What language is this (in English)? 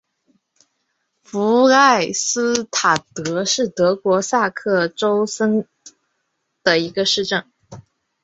Chinese